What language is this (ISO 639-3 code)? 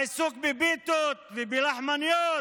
heb